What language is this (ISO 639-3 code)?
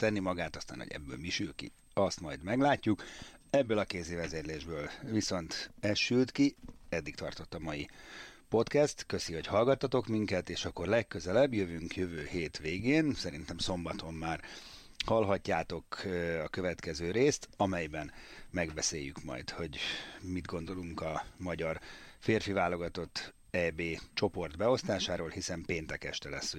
hun